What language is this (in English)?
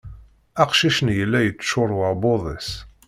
Kabyle